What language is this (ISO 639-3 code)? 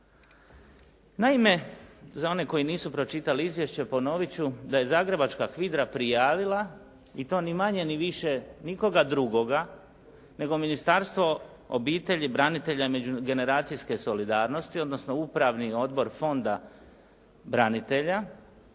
hrv